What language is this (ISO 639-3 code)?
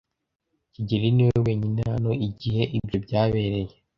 kin